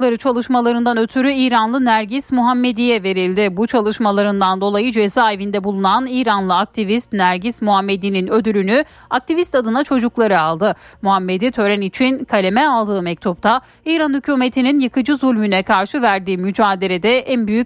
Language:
Turkish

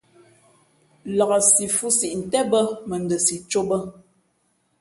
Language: Fe'fe'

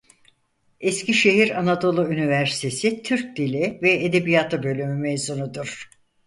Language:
Turkish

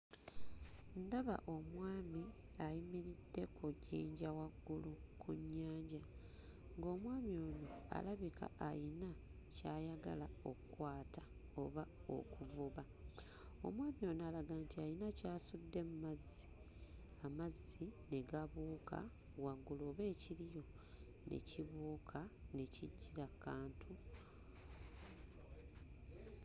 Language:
Ganda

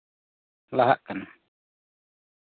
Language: Santali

